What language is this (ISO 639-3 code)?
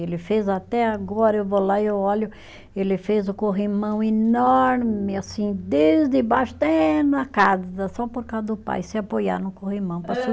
por